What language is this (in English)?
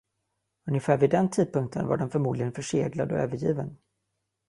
Swedish